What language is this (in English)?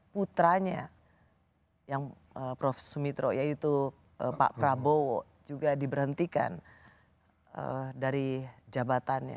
Indonesian